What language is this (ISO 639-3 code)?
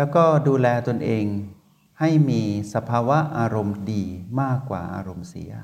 tha